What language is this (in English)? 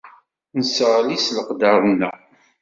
Kabyle